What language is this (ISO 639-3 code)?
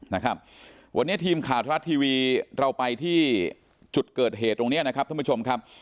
tha